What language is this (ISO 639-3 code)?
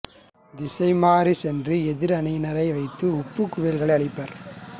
tam